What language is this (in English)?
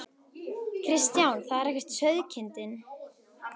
Icelandic